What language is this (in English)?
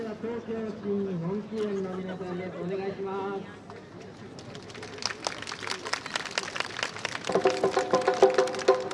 Japanese